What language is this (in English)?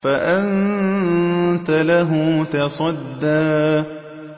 Arabic